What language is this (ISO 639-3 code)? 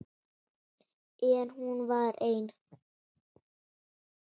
isl